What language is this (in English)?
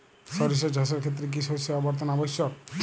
Bangla